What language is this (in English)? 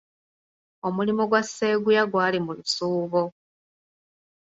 Ganda